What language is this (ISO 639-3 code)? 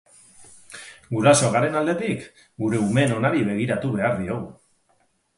eus